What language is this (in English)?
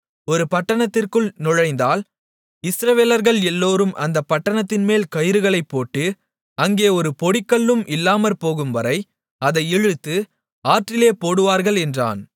Tamil